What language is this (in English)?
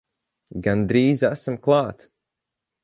Latvian